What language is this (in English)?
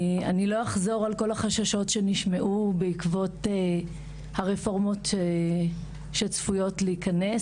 Hebrew